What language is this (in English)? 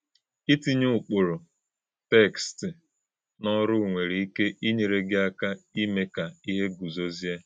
Igbo